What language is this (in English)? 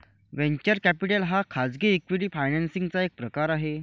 Marathi